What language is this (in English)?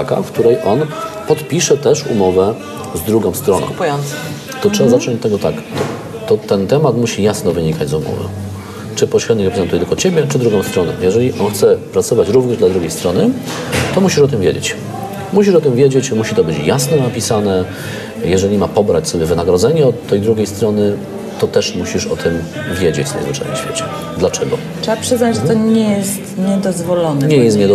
Polish